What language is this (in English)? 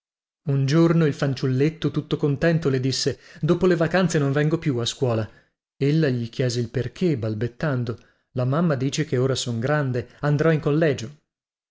Italian